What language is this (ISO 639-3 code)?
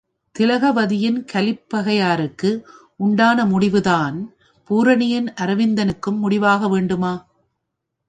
tam